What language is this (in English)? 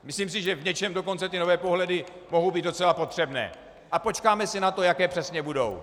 Czech